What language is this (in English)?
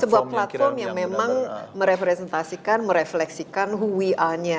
Indonesian